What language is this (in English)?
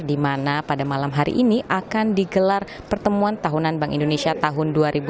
Indonesian